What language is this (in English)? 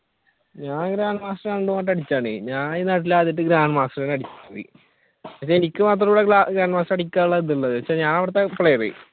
Malayalam